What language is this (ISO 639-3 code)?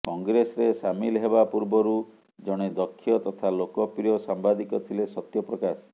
ori